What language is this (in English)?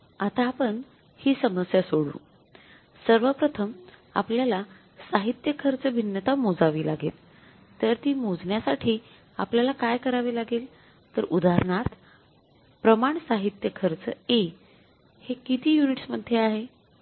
Marathi